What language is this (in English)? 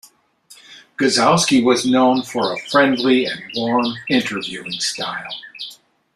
English